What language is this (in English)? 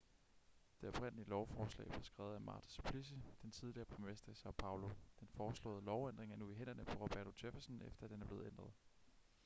Danish